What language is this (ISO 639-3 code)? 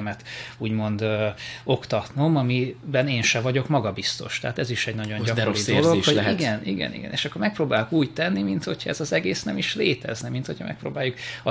hun